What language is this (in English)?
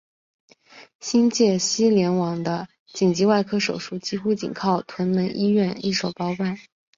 Chinese